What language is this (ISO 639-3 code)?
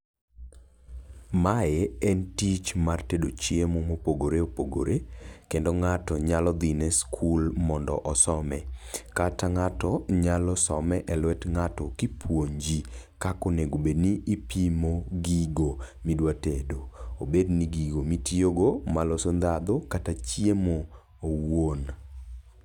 luo